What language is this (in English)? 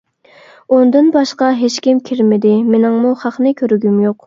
Uyghur